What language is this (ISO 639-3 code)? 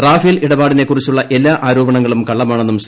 mal